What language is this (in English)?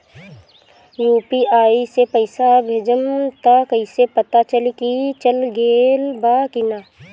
Bhojpuri